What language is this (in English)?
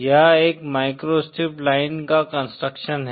Hindi